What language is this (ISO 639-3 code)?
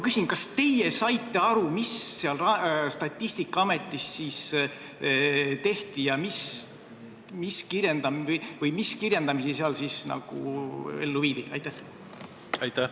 est